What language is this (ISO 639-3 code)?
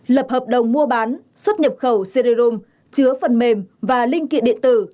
vie